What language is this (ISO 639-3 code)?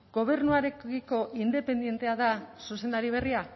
eus